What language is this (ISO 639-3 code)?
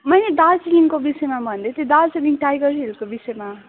nep